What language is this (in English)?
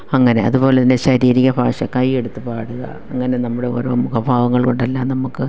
Malayalam